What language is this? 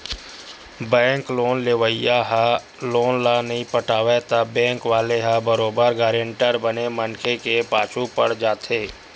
Chhattisgarhi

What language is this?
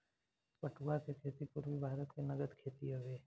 Bhojpuri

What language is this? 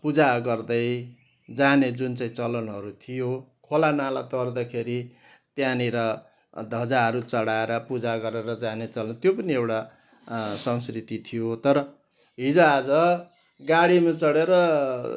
Nepali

